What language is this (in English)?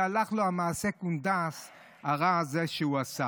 Hebrew